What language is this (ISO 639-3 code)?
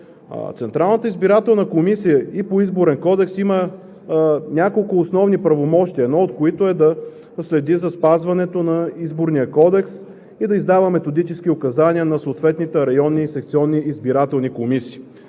bul